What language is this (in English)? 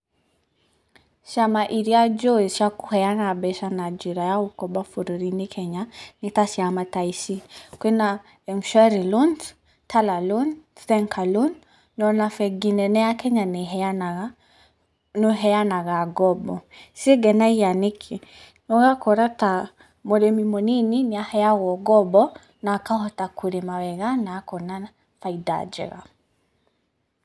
Kikuyu